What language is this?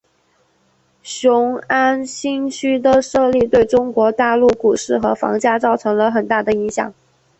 Chinese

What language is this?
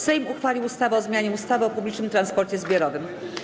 Polish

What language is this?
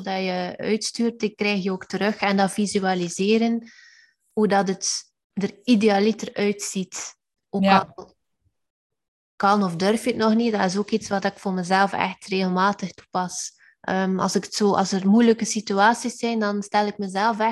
Dutch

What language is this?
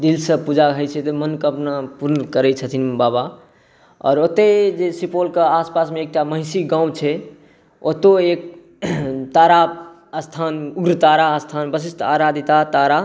Maithili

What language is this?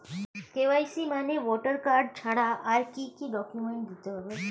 Bangla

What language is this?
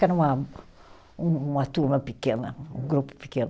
Portuguese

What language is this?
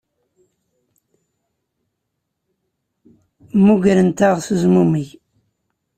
Kabyle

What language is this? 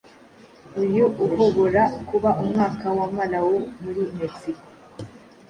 Kinyarwanda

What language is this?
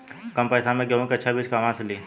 Bhojpuri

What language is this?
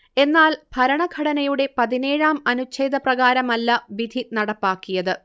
Malayalam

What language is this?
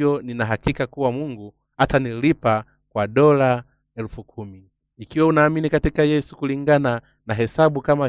Swahili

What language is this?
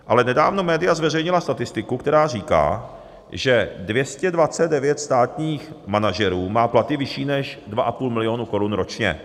Czech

